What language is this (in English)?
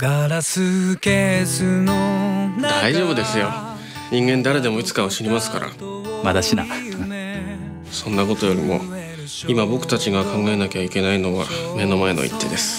Japanese